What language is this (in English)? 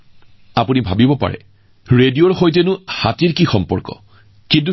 Assamese